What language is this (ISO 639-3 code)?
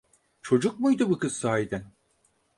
tur